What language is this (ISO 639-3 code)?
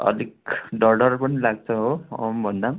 nep